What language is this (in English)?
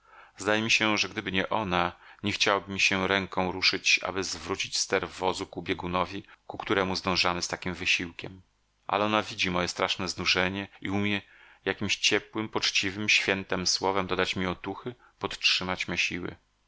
Polish